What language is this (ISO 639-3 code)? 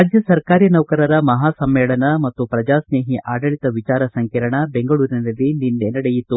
kan